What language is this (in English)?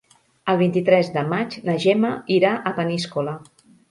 Catalan